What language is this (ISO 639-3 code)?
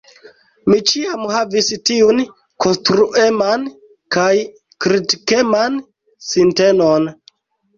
epo